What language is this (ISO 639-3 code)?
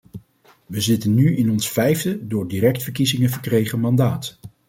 nld